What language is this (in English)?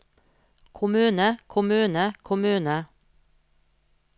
Norwegian